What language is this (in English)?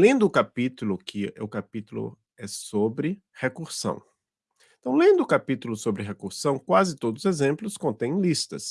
Portuguese